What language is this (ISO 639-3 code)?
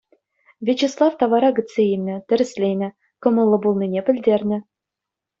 chv